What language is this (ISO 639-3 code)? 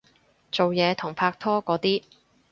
yue